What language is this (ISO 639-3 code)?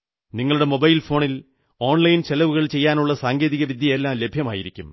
mal